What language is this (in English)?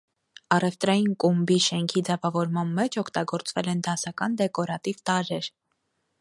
Armenian